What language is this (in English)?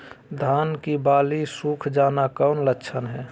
Magahi